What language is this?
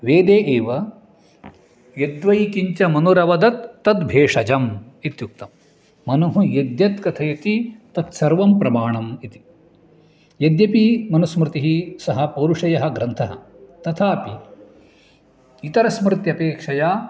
Sanskrit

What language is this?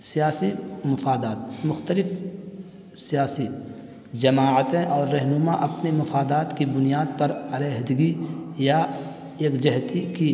Urdu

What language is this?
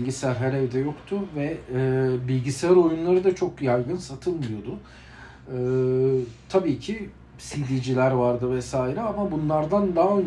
Turkish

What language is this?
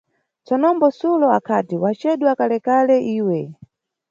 Nyungwe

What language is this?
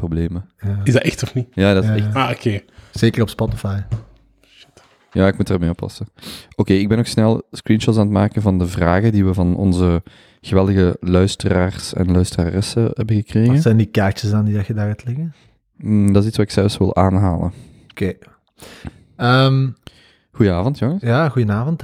Dutch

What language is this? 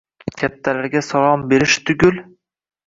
Uzbek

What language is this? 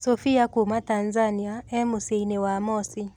Kikuyu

